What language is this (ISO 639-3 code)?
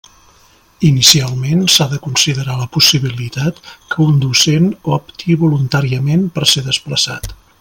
cat